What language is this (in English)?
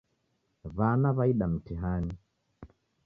Taita